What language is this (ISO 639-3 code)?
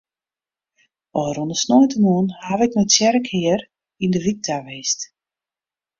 fry